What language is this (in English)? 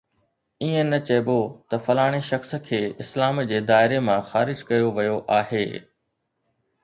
Sindhi